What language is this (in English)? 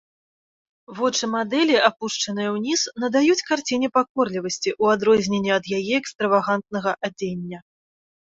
Belarusian